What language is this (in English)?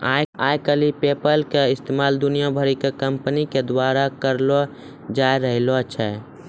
Maithili